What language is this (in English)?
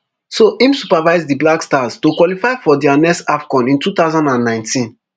Nigerian Pidgin